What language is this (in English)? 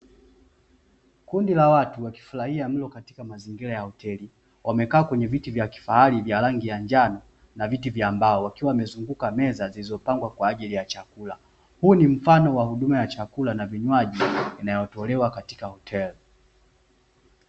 Swahili